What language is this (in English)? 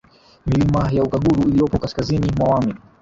Swahili